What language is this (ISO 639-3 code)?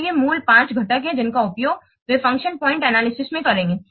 hin